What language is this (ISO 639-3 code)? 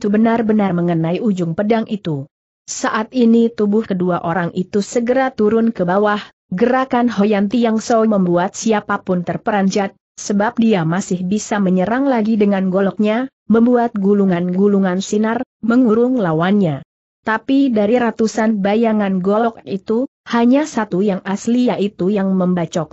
ind